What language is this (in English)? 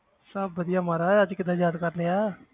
Punjabi